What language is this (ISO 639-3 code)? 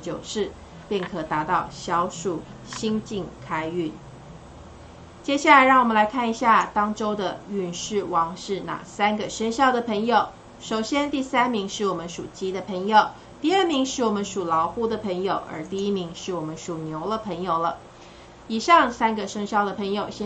zho